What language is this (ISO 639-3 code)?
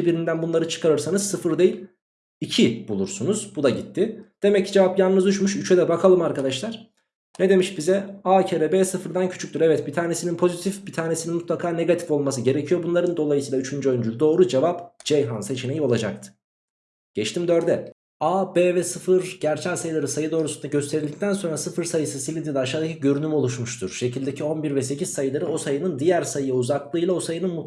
tur